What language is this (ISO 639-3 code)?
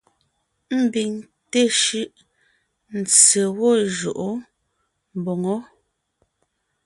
nnh